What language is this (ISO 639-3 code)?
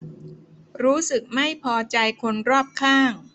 tha